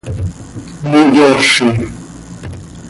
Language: Seri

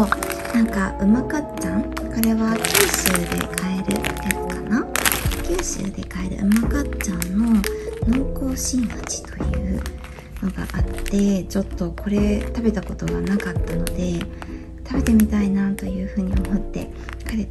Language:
Japanese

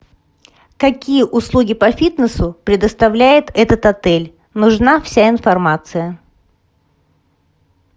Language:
Russian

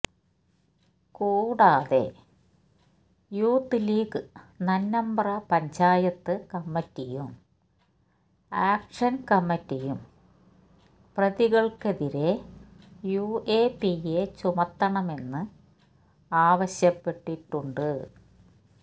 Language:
Malayalam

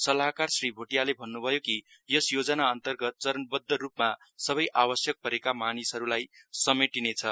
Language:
Nepali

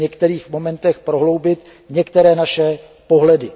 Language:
Czech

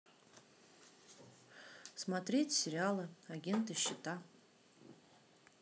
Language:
Russian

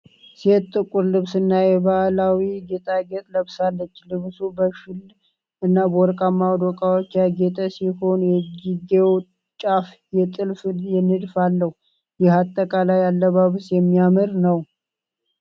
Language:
Amharic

